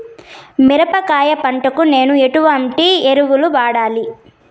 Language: Telugu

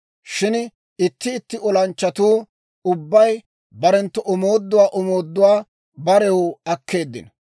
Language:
Dawro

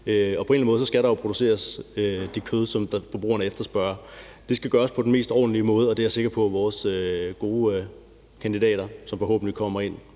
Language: Danish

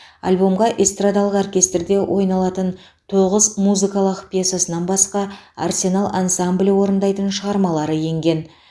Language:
Kazakh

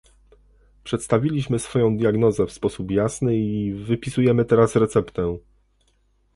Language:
Polish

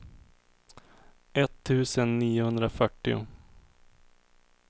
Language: Swedish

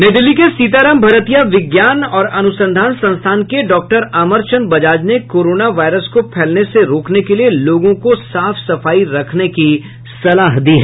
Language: Hindi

